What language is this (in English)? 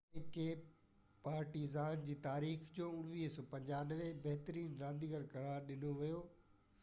Sindhi